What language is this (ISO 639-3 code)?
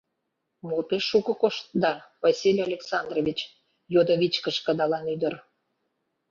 chm